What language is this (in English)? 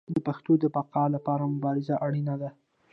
Pashto